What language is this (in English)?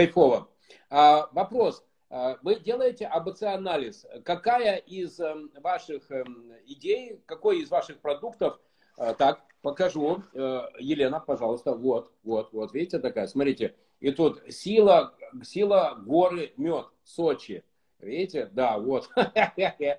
Russian